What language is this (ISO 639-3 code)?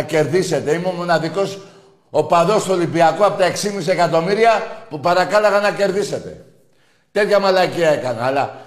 ell